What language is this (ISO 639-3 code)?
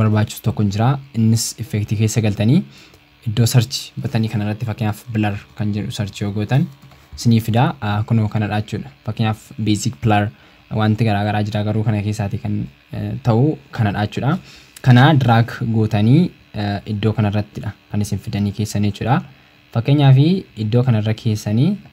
ind